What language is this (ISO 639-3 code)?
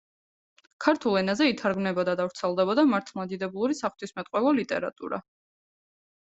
kat